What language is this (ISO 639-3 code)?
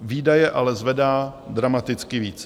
ces